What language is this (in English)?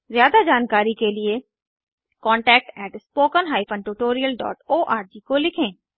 Hindi